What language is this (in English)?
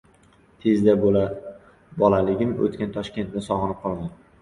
Uzbek